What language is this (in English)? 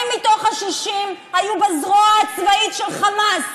Hebrew